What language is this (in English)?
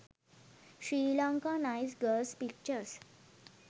Sinhala